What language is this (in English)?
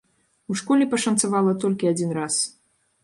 Belarusian